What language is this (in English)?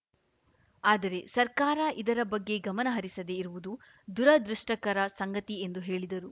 Kannada